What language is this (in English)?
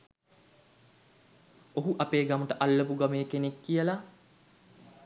Sinhala